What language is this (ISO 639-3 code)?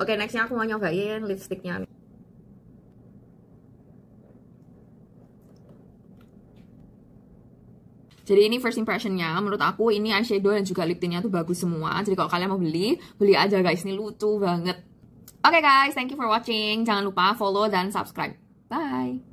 ind